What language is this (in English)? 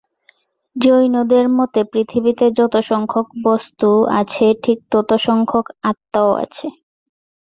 Bangla